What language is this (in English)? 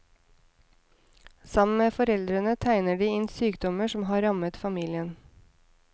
Norwegian